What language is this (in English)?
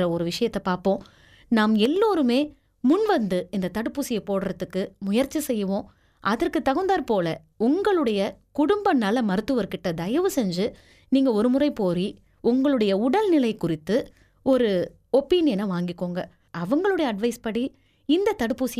Tamil